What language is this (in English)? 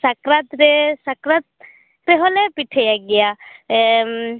Santali